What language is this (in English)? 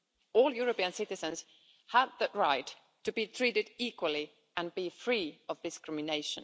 English